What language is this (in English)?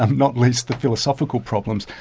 English